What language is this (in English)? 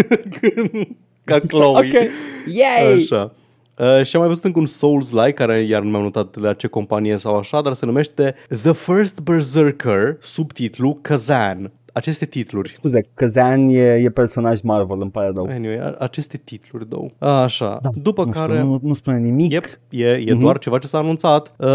Romanian